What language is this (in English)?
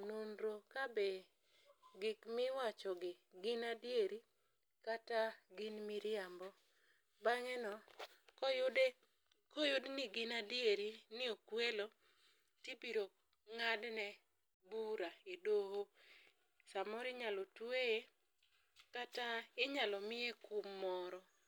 Luo (Kenya and Tanzania)